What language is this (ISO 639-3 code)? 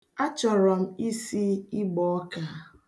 ibo